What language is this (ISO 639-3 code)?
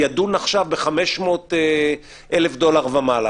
heb